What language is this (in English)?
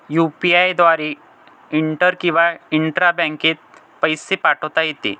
Marathi